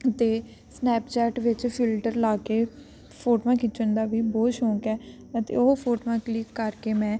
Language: Punjabi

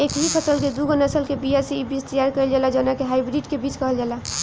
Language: Bhojpuri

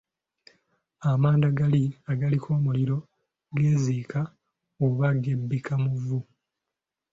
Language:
Ganda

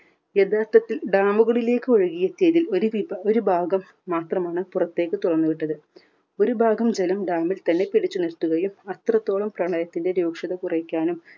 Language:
Malayalam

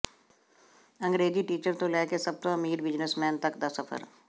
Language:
Punjabi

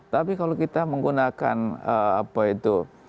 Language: Indonesian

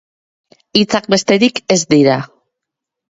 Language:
Basque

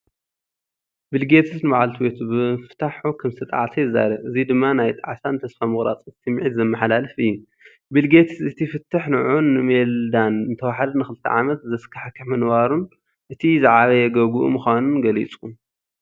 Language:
Tigrinya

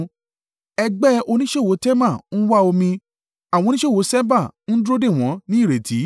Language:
Yoruba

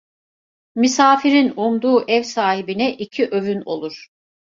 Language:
Turkish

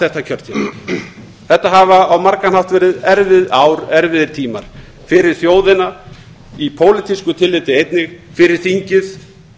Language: Icelandic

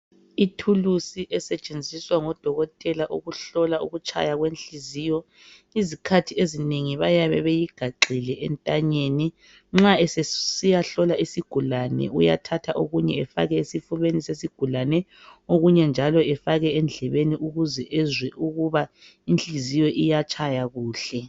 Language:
North Ndebele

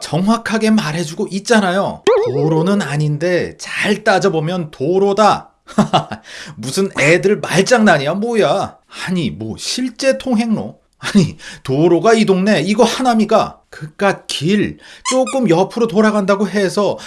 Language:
Korean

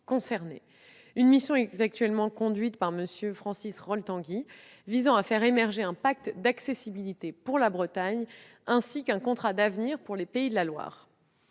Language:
French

